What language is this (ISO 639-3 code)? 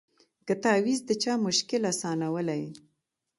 pus